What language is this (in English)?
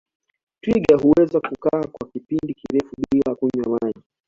Swahili